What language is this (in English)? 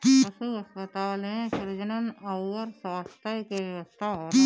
Bhojpuri